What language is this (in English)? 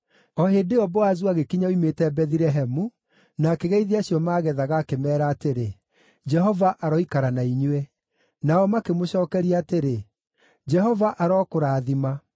Kikuyu